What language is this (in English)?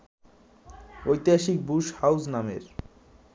Bangla